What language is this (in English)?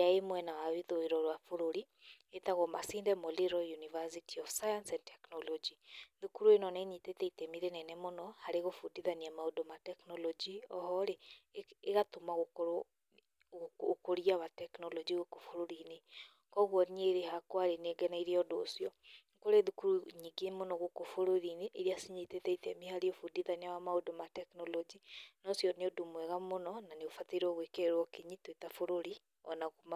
Kikuyu